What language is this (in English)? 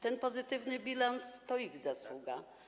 Polish